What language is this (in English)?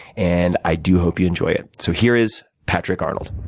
English